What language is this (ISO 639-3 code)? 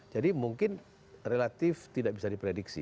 ind